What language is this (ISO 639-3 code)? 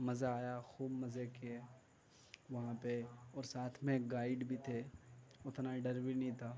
urd